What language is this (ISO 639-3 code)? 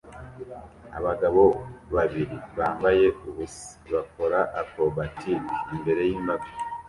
kin